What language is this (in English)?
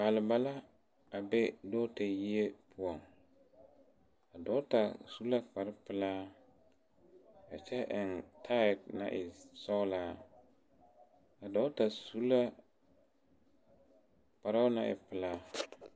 Southern Dagaare